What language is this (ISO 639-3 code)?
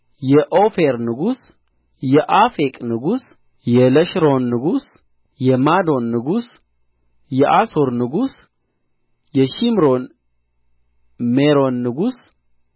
amh